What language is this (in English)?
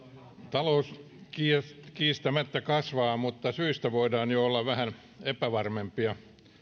Finnish